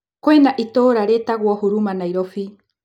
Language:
Kikuyu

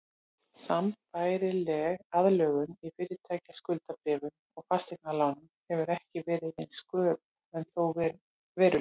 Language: Icelandic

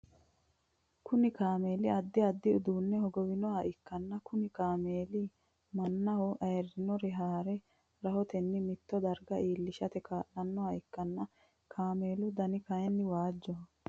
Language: Sidamo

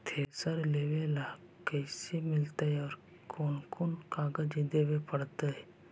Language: Magahi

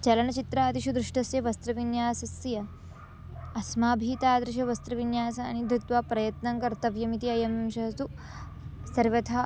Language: Sanskrit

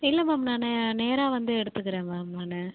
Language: Tamil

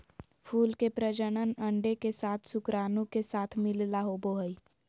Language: Magahi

